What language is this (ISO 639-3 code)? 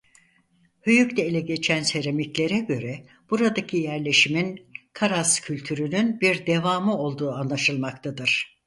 tur